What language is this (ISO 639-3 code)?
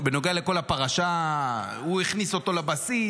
heb